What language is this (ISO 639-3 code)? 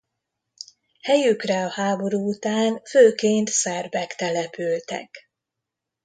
hun